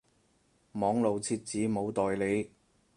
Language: Cantonese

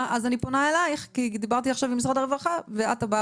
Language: Hebrew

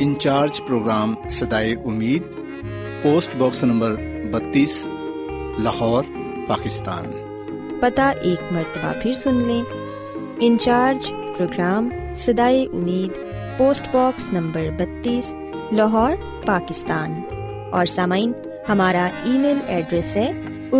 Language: Urdu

